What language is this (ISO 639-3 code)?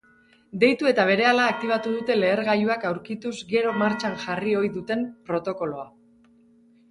eus